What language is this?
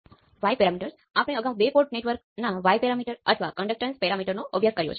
Gujarati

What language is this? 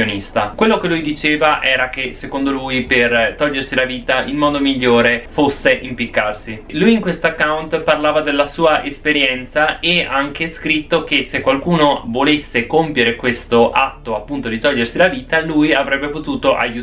Italian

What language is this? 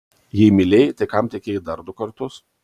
Lithuanian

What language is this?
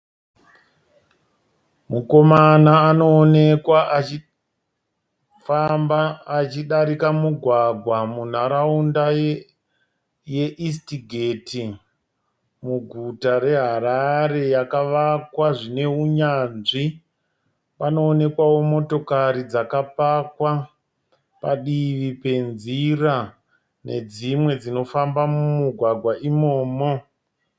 Shona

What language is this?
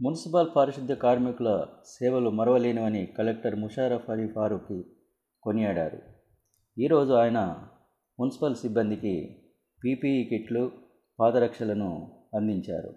Telugu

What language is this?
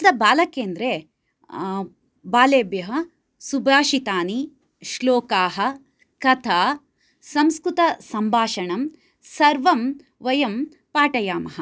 Sanskrit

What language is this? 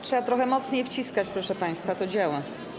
Polish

